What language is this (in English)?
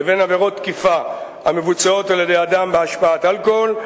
Hebrew